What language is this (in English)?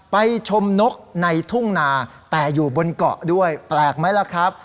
Thai